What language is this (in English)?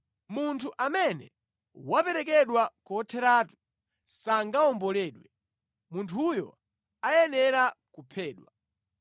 Nyanja